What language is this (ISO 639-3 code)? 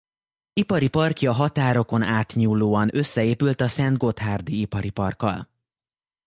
hun